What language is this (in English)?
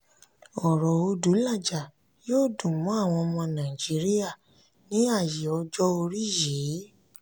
Yoruba